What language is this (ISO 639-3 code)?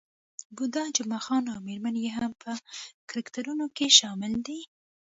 pus